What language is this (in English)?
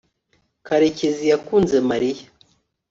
Kinyarwanda